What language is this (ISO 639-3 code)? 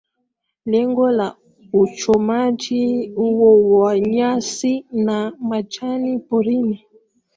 swa